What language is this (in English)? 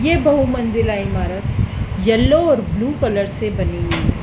Hindi